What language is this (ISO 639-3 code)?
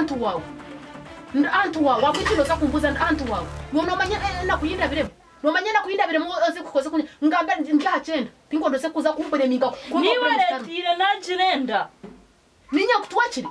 ron